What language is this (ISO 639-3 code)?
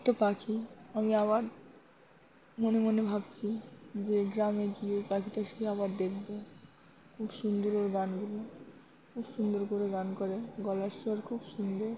ben